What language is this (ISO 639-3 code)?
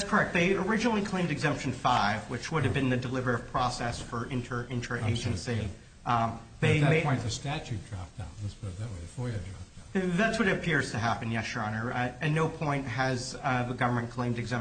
eng